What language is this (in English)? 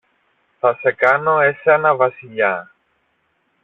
Greek